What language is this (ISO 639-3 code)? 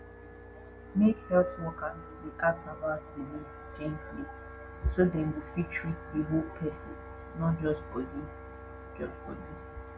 pcm